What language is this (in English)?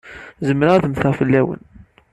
Kabyle